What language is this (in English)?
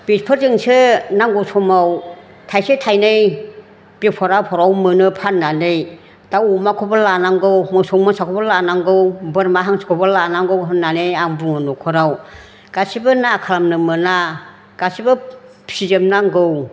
Bodo